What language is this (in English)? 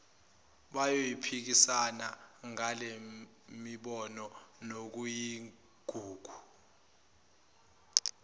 Zulu